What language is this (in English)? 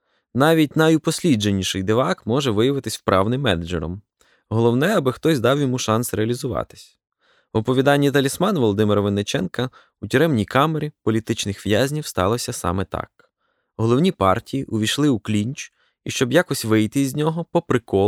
Ukrainian